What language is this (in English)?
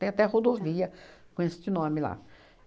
Portuguese